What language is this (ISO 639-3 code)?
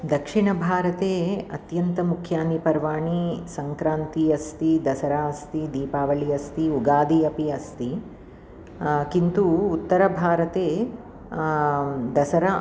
san